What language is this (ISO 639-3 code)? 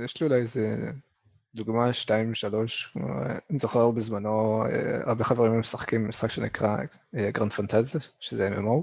heb